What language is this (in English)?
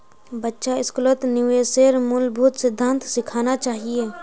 Magahi